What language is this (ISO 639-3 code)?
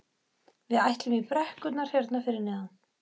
isl